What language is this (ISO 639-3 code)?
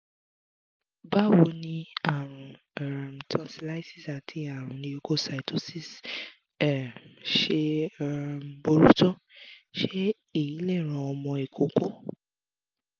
yor